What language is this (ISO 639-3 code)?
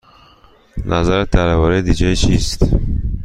fas